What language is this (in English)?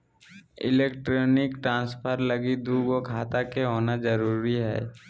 Magahi